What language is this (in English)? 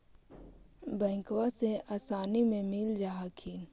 Magahi